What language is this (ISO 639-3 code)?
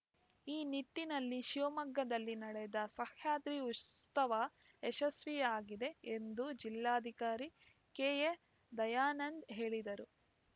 kan